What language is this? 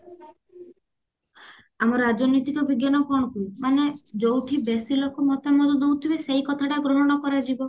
Odia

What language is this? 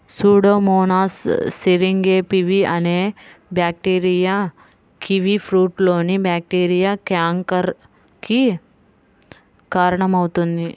Telugu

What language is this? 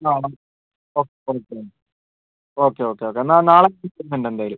Malayalam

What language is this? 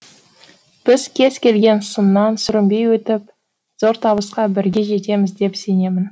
Kazakh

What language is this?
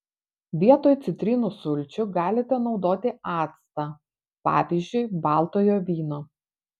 Lithuanian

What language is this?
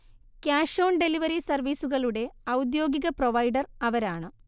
Malayalam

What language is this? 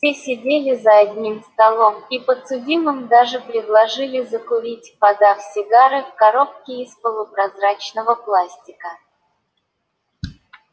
Russian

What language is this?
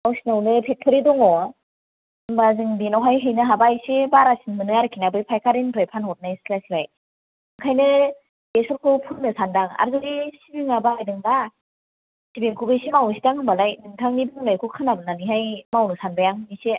Bodo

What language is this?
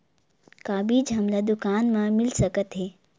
Chhattisgarhi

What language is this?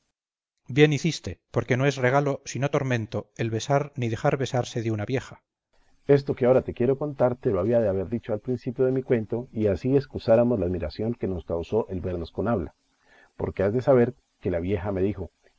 Spanish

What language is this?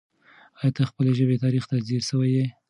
Pashto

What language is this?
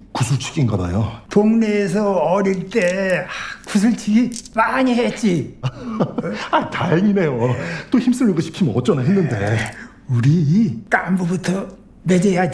Korean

